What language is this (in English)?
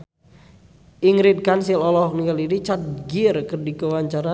Sundanese